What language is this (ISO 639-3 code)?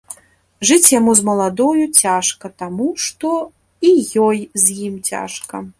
bel